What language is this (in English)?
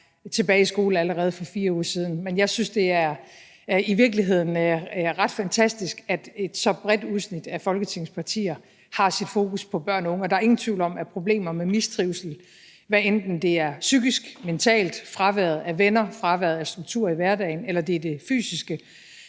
Danish